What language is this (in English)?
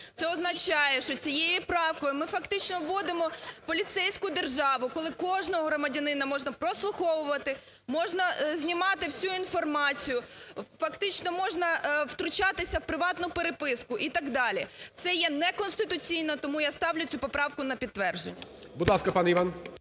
Ukrainian